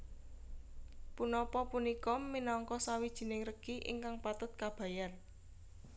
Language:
Javanese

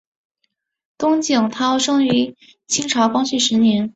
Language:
Chinese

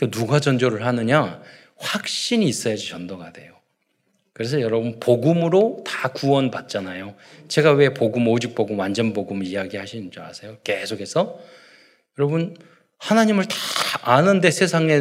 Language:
Korean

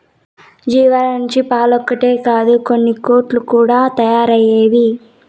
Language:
Telugu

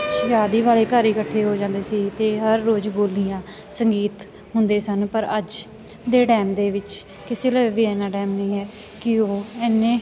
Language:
Punjabi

